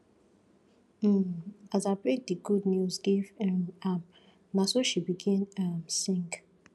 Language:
Nigerian Pidgin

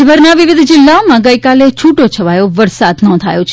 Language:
Gujarati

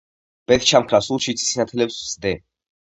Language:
Georgian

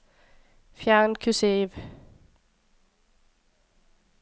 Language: Norwegian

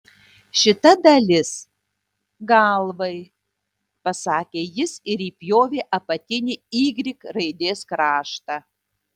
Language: Lithuanian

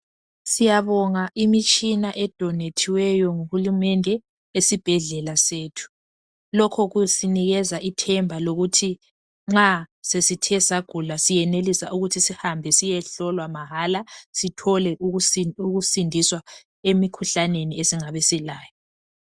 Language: North Ndebele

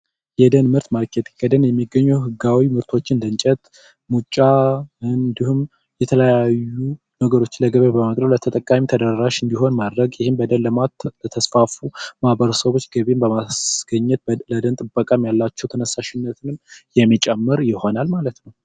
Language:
Amharic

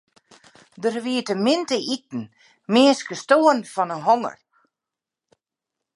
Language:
Western Frisian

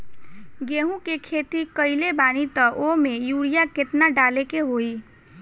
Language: Bhojpuri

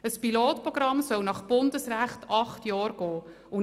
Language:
Swiss German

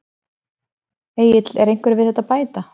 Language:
Icelandic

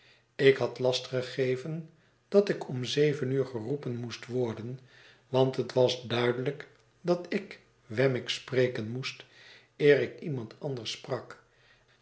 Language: Dutch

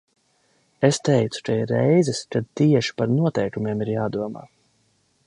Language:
Latvian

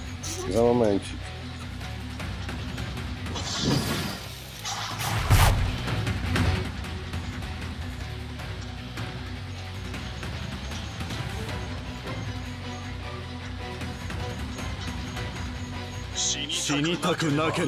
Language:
Japanese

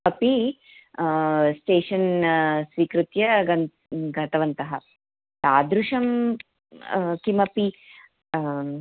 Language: Sanskrit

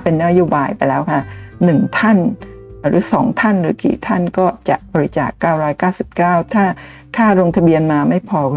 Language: Thai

